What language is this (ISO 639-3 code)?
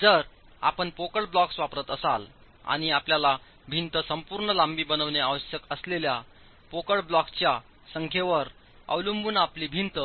mar